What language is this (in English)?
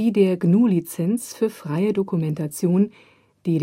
German